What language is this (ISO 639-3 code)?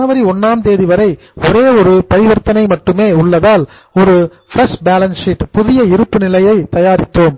tam